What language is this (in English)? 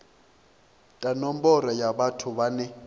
Venda